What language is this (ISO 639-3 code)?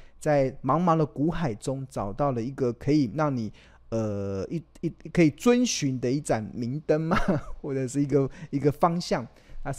zho